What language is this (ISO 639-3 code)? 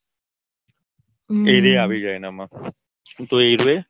guj